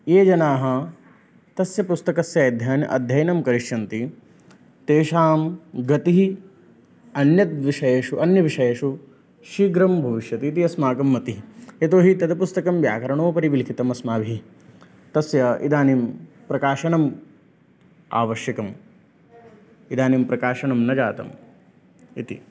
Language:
Sanskrit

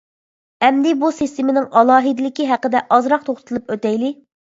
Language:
Uyghur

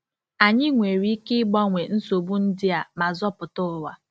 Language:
Igbo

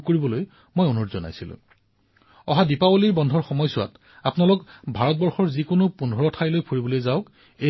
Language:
Assamese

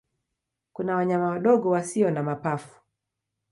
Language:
Swahili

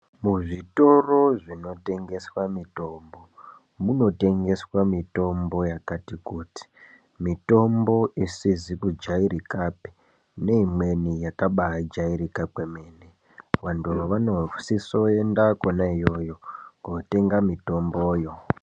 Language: Ndau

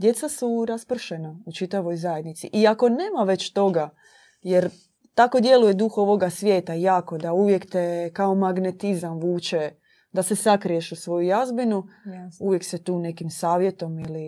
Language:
Croatian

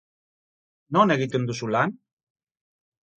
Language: Basque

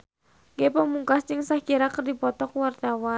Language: Sundanese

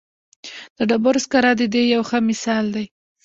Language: Pashto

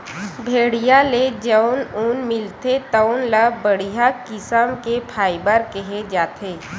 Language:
Chhattisgarhi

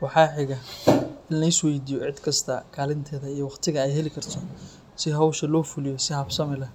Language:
Somali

